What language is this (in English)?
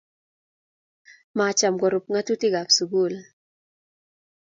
Kalenjin